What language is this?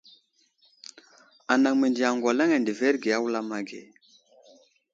Wuzlam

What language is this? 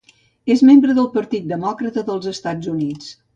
Catalan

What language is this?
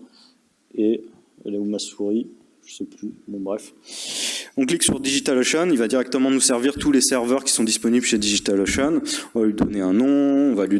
French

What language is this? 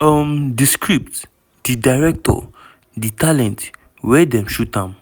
Nigerian Pidgin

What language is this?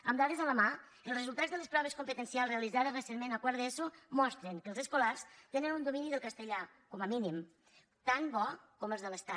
Catalan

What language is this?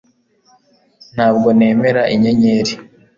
Kinyarwanda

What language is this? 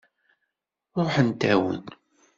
Kabyle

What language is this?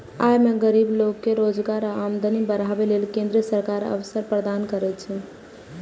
Maithili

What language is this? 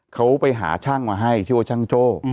Thai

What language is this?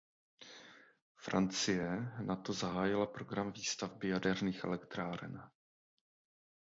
Czech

